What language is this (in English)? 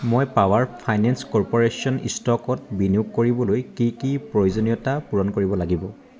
Assamese